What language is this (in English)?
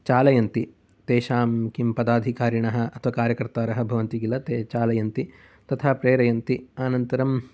Sanskrit